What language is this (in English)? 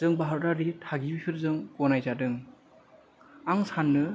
Bodo